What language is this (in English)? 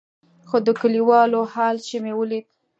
Pashto